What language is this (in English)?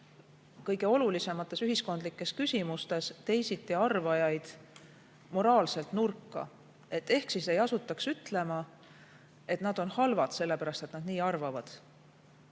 Estonian